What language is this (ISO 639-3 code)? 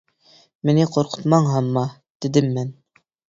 uig